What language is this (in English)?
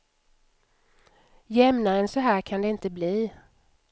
Swedish